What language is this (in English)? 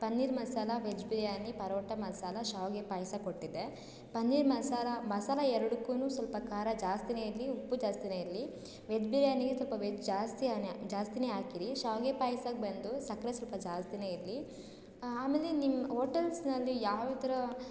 Kannada